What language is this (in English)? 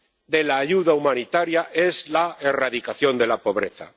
Spanish